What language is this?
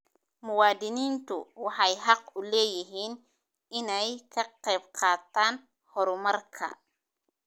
Somali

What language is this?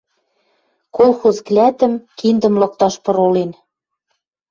Western Mari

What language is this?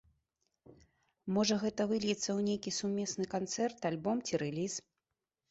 Belarusian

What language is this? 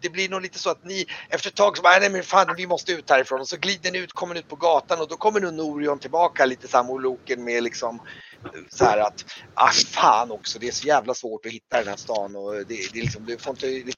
Swedish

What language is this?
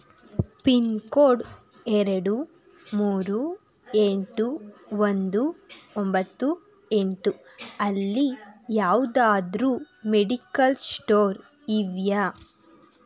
Kannada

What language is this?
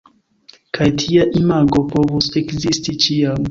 Esperanto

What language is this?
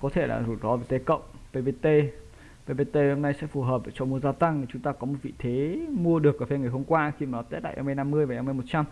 Vietnamese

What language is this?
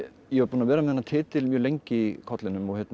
Icelandic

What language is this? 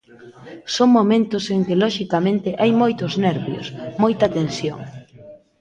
Galician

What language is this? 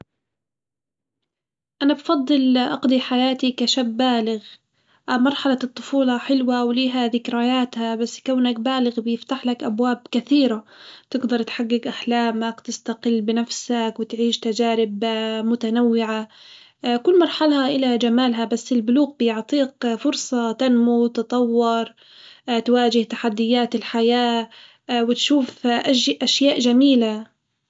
Hijazi Arabic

